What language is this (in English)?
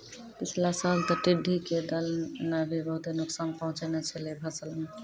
Maithili